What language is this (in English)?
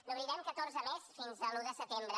Catalan